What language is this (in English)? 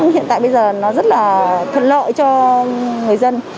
Vietnamese